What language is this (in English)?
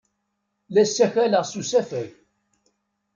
Kabyle